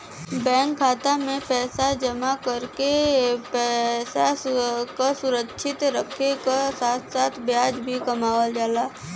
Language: Bhojpuri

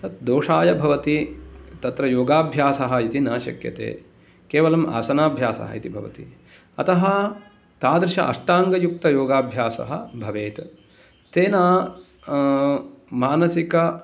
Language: Sanskrit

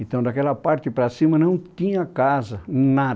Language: Portuguese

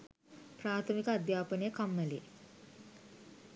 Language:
Sinhala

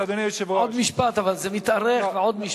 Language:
Hebrew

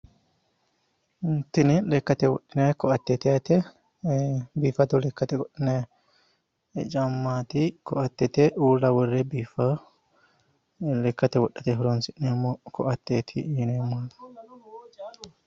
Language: Sidamo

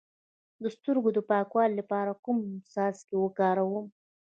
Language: Pashto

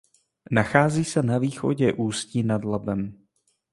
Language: Czech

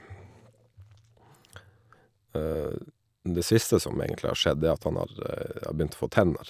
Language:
Norwegian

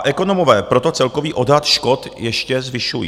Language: Czech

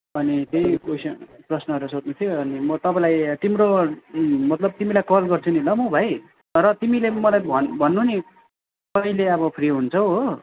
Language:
Nepali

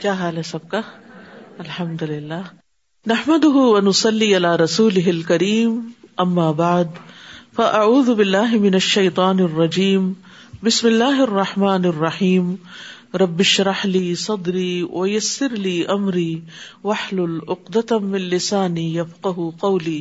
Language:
Urdu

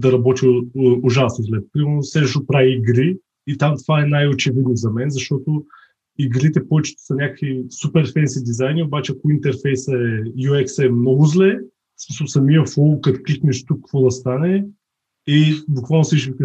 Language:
Bulgarian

